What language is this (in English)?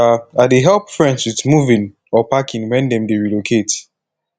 Nigerian Pidgin